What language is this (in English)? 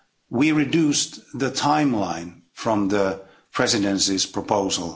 English